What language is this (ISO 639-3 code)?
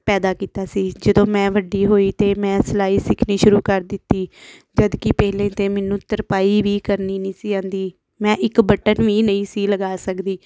pan